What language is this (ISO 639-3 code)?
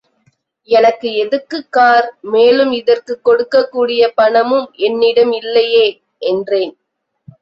tam